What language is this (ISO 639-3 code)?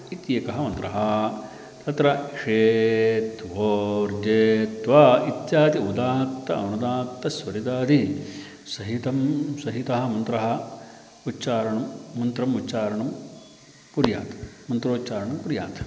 san